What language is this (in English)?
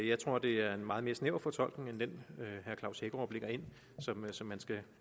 Danish